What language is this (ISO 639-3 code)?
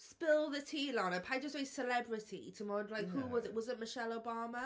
cym